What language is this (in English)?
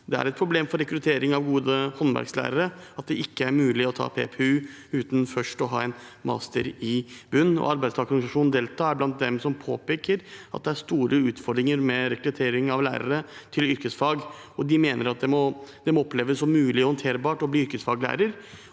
Norwegian